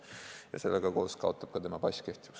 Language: Estonian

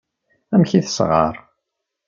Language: Kabyle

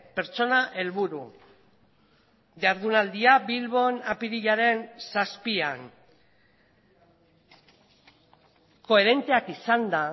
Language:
Basque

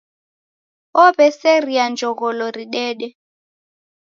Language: Taita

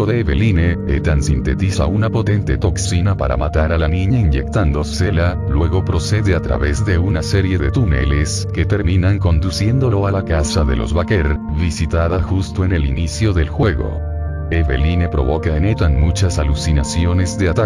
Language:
Spanish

